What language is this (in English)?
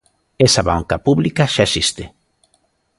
Galician